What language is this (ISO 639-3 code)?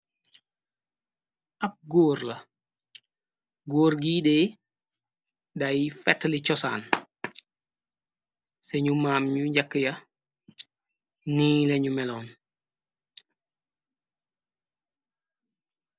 wol